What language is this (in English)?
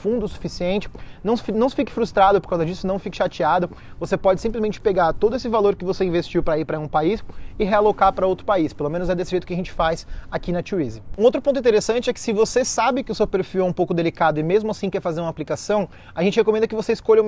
Portuguese